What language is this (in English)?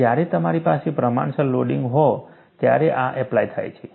Gujarati